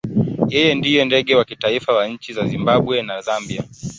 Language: Swahili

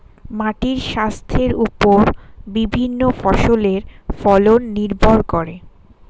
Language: Bangla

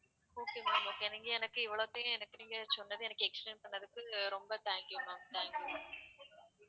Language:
Tamil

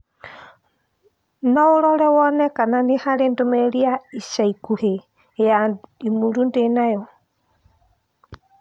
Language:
Kikuyu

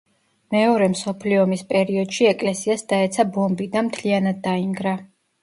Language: Georgian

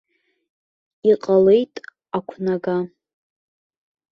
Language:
Abkhazian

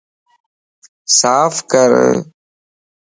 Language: Lasi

